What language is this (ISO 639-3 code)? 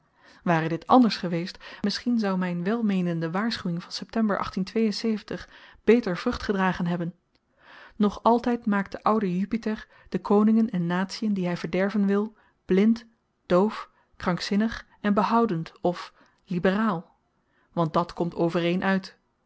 nld